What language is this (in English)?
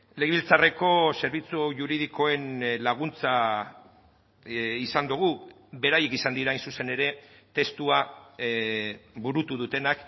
Basque